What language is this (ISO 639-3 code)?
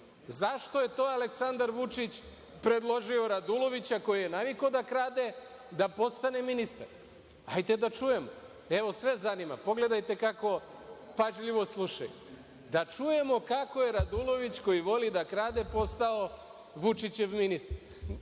srp